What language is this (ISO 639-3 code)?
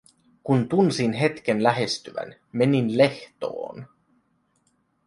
fin